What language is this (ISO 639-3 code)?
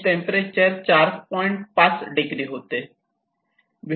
mar